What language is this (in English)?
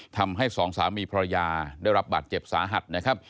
Thai